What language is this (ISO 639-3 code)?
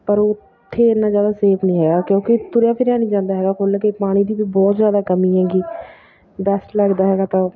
pan